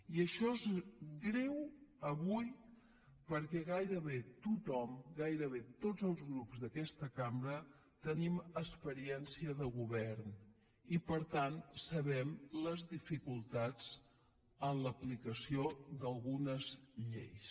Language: Catalan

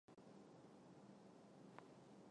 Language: Chinese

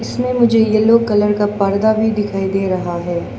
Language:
Hindi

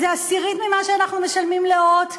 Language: Hebrew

